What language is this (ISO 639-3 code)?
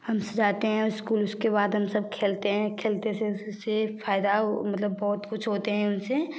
hin